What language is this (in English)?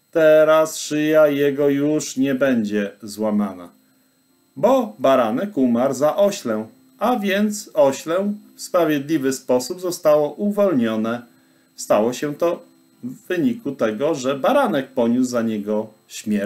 Polish